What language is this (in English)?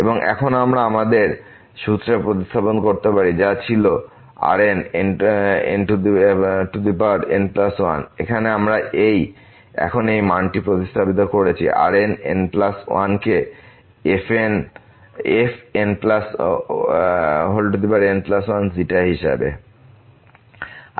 Bangla